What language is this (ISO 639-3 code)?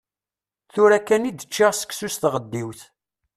kab